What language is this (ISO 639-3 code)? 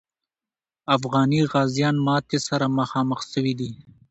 pus